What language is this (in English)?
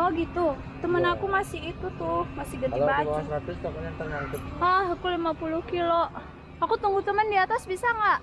Indonesian